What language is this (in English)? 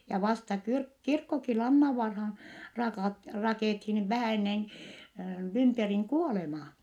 Finnish